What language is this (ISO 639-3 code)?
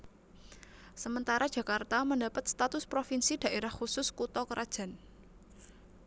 jav